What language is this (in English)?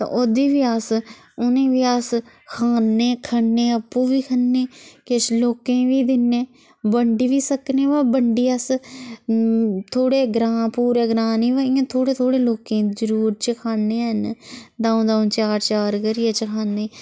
Dogri